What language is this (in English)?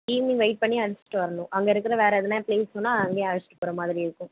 Tamil